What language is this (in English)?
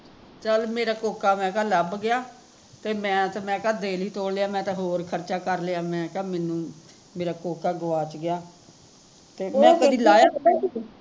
Punjabi